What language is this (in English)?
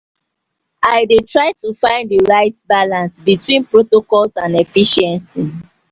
Nigerian Pidgin